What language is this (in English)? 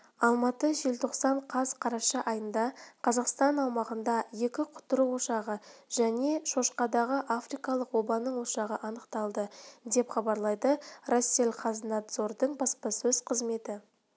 Kazakh